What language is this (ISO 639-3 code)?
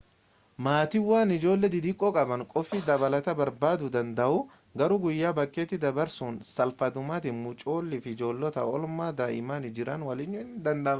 orm